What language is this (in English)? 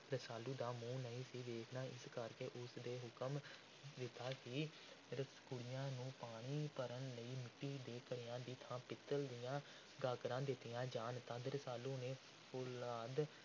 Punjabi